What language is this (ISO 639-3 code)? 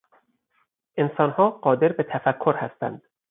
fas